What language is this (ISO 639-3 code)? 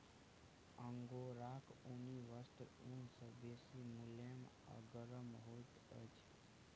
mai